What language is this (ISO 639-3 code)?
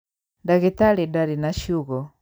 kik